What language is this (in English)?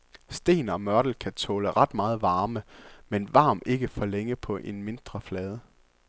Danish